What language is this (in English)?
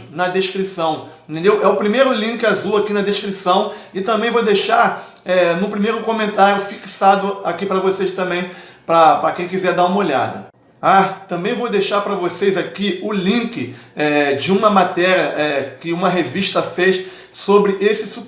Portuguese